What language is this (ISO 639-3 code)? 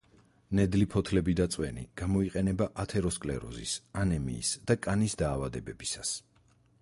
kat